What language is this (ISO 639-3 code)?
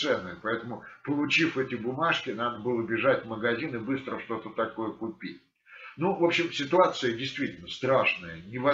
rus